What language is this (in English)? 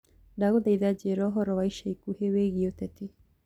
Kikuyu